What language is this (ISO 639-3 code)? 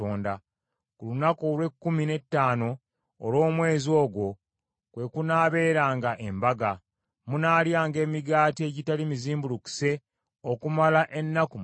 lug